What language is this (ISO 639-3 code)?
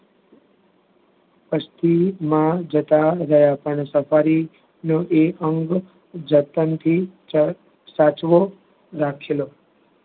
guj